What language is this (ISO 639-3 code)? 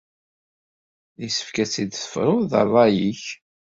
kab